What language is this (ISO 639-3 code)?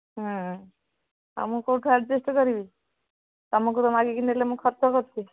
ori